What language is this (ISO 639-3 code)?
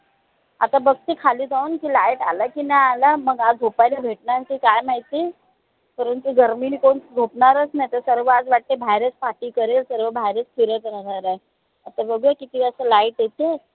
mar